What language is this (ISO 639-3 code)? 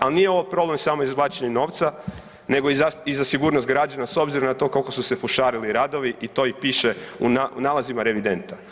hrv